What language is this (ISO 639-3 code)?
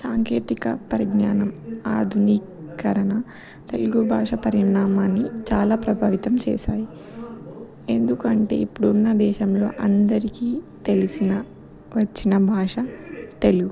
tel